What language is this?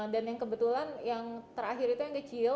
Indonesian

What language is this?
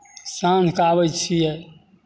Maithili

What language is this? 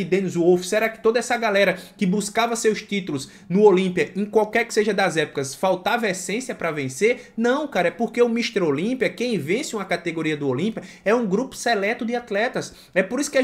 Portuguese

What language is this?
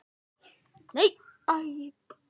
Icelandic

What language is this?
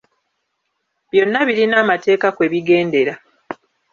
Ganda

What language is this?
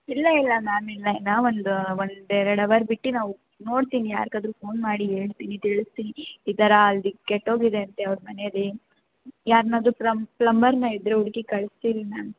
Kannada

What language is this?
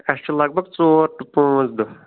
Kashmiri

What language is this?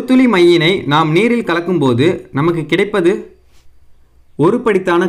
Hindi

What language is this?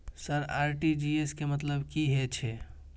Maithili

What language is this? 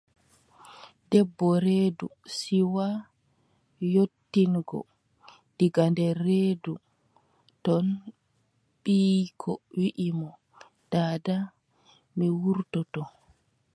Adamawa Fulfulde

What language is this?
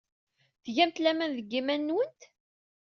Kabyle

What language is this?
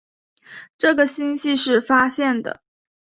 Chinese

